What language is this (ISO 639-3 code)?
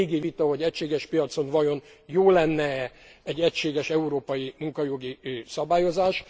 hun